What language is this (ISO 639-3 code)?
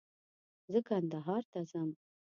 pus